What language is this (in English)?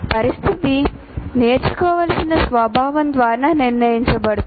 Telugu